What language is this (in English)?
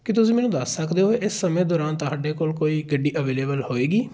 Punjabi